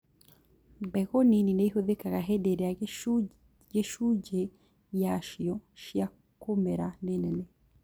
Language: Kikuyu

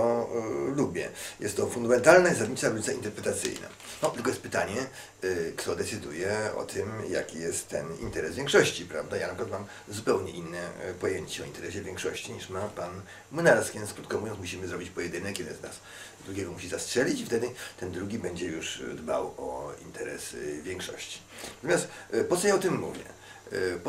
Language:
Polish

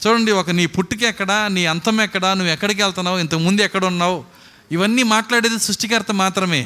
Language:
Telugu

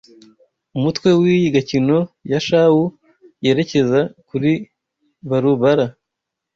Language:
Kinyarwanda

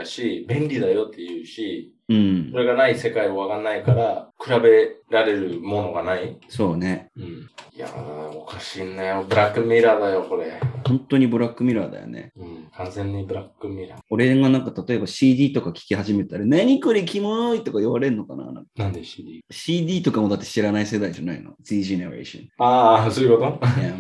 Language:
Japanese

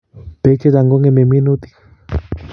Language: Kalenjin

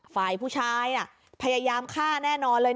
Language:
Thai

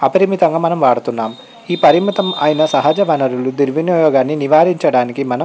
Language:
Telugu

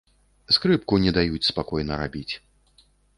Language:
Belarusian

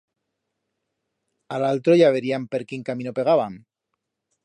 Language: Aragonese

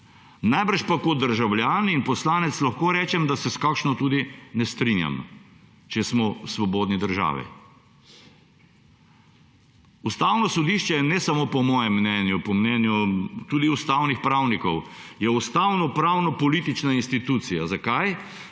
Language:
Slovenian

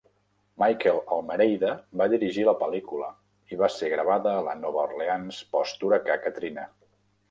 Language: Catalan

